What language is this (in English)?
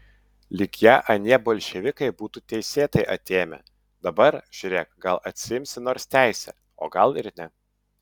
Lithuanian